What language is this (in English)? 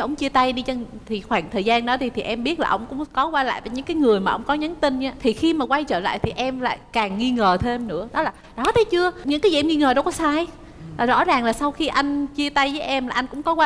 Vietnamese